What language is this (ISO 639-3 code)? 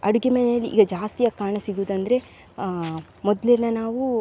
kan